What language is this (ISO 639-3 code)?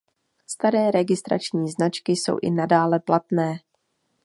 ces